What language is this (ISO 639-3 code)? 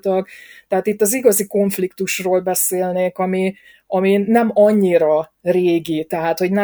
hun